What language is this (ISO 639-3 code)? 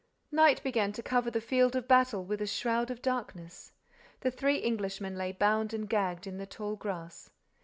eng